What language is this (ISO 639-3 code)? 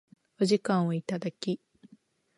jpn